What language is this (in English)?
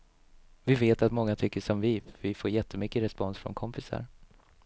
Swedish